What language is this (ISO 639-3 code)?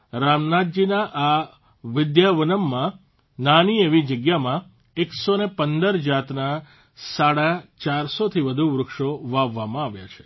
guj